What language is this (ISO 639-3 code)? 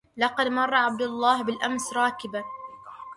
ara